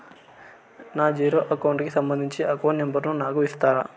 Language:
Telugu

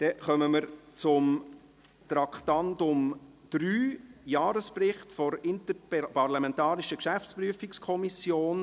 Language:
Swiss German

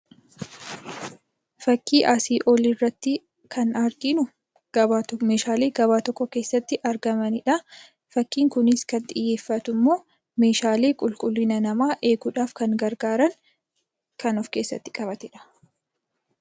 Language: Oromo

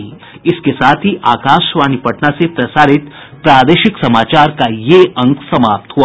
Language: Hindi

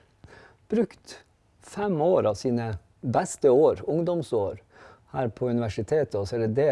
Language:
Norwegian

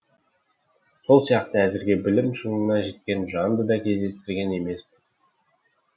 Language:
Kazakh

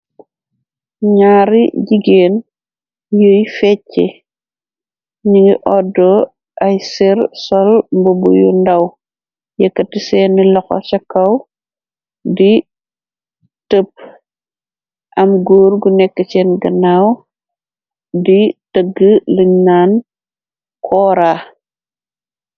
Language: Wolof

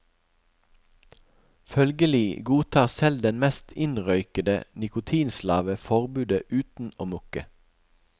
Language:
Norwegian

